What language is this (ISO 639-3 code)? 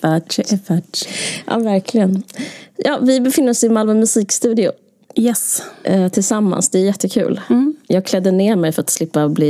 swe